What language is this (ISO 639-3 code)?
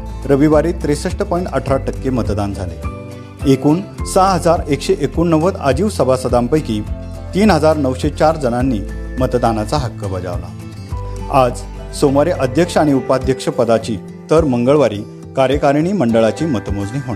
mar